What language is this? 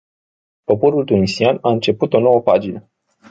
Romanian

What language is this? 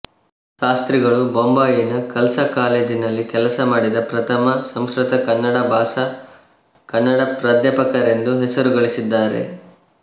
Kannada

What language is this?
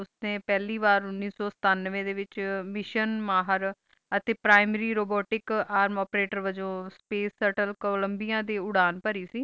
Punjabi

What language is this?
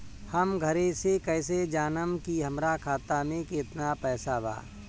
Bhojpuri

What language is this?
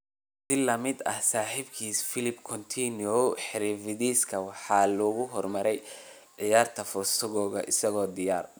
Somali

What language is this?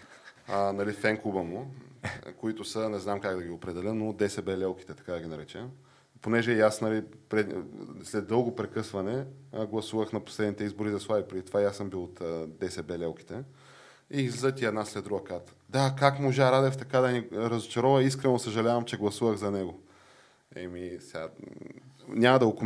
Bulgarian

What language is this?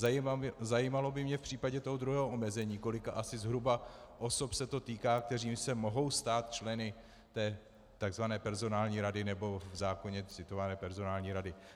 Czech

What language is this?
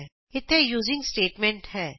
Punjabi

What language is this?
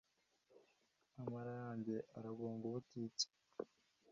Kinyarwanda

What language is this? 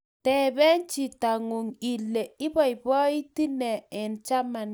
Kalenjin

